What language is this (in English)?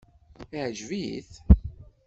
Kabyle